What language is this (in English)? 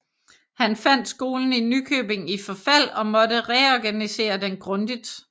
Danish